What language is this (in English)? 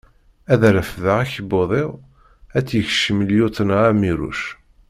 Kabyle